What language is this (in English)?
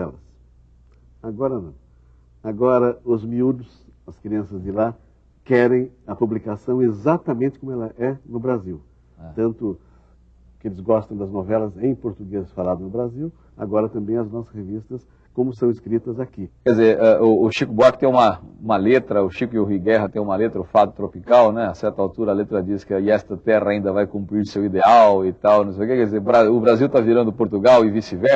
Portuguese